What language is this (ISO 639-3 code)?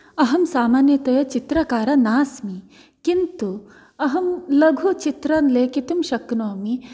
san